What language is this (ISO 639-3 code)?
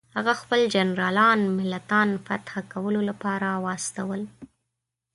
pus